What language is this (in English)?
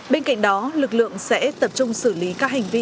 Vietnamese